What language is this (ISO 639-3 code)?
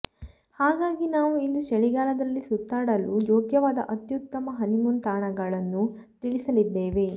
kan